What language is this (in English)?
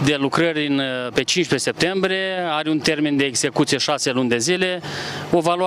Romanian